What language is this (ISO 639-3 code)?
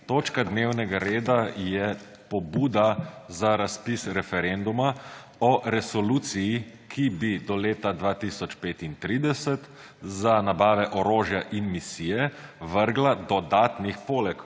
slv